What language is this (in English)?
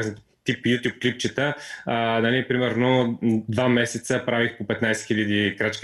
Bulgarian